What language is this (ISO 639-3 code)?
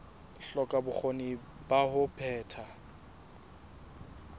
sot